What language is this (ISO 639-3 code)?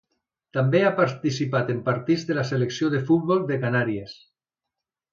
cat